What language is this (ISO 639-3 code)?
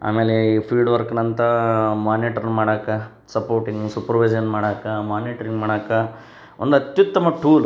kan